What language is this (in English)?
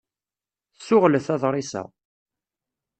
Kabyle